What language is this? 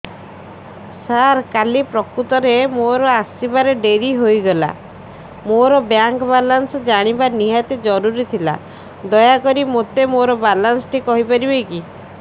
Odia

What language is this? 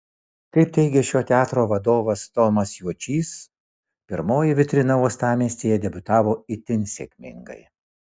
Lithuanian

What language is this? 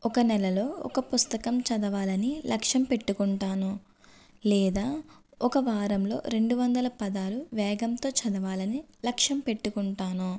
Telugu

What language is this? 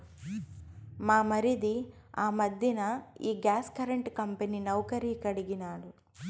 Telugu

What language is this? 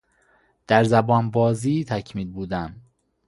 Persian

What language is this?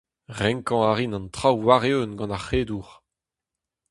Breton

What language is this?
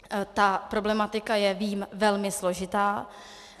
Czech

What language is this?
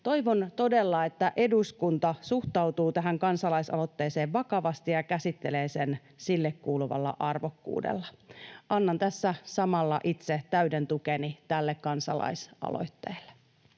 Finnish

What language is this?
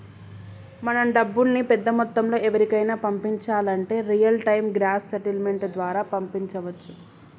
Telugu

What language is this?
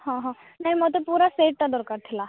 Odia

